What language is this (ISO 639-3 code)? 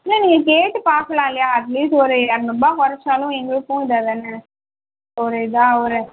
tam